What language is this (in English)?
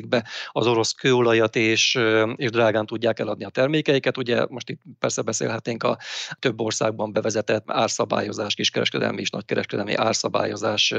Hungarian